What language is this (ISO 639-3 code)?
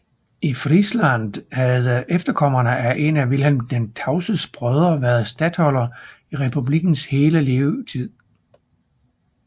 dan